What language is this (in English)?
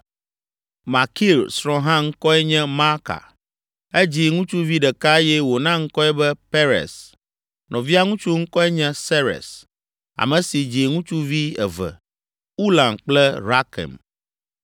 Ewe